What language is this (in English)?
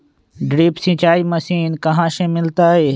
Magahi